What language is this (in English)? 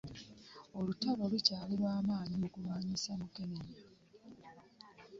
Ganda